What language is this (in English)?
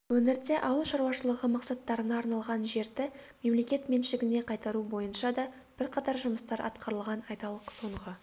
Kazakh